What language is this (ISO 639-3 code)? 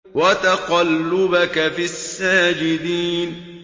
ara